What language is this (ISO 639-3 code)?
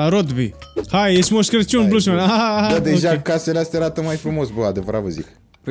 ron